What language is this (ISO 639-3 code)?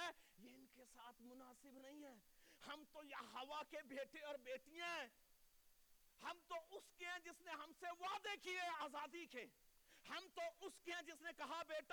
urd